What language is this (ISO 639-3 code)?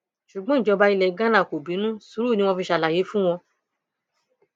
yor